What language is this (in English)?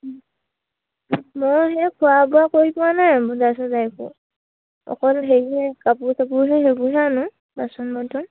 Assamese